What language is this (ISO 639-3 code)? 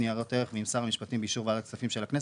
heb